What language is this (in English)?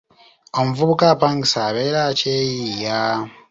Ganda